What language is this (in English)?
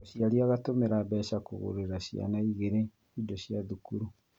Kikuyu